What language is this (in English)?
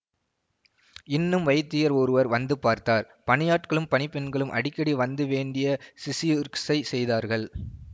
Tamil